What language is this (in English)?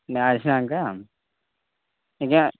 Telugu